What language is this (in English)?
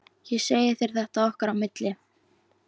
Icelandic